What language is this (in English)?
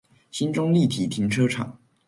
Chinese